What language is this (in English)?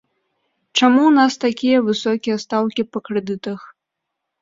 Belarusian